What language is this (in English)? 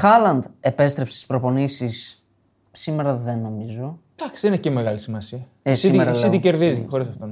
Greek